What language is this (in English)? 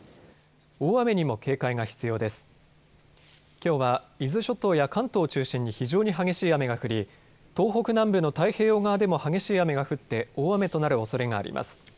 Japanese